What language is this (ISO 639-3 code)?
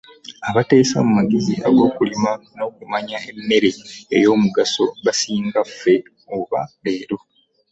lug